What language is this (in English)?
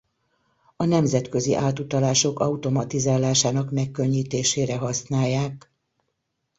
Hungarian